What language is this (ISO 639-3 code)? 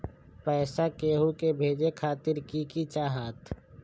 mag